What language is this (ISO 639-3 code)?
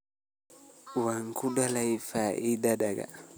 som